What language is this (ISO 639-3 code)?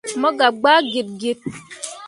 mua